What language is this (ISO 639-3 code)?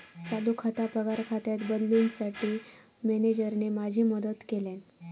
mar